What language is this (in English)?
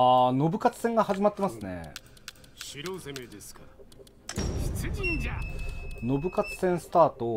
Japanese